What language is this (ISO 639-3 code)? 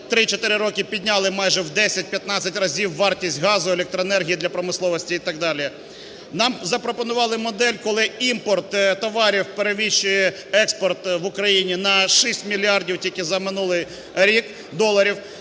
ukr